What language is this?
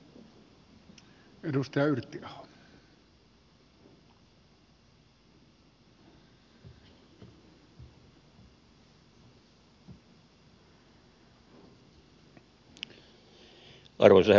Finnish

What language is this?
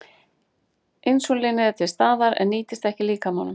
Icelandic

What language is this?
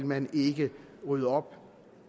Danish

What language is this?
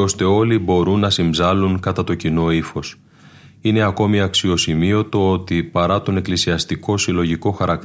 Greek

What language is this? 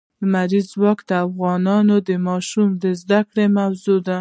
Pashto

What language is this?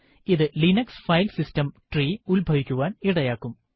Malayalam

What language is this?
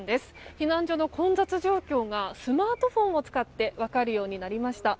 Japanese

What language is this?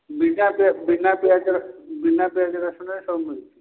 Odia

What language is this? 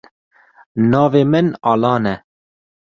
Kurdish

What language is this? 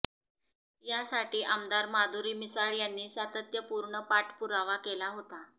Marathi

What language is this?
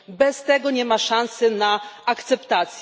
Polish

